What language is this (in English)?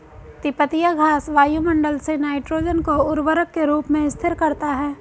Hindi